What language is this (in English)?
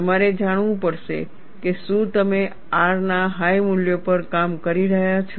Gujarati